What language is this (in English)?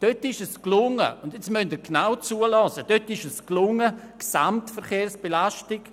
Swiss German